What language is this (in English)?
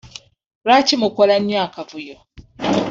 Ganda